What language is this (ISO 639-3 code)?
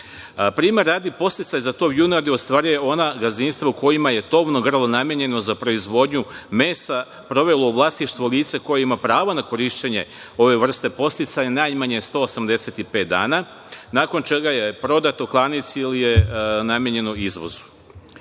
srp